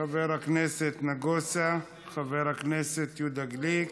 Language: Hebrew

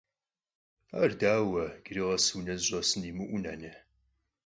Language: Kabardian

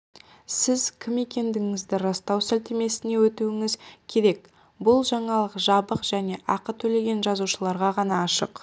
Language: Kazakh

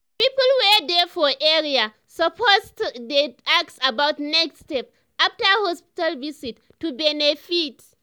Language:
Nigerian Pidgin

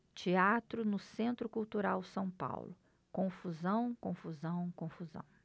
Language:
Portuguese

